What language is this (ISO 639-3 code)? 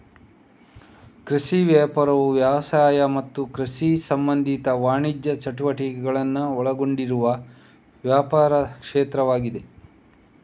kan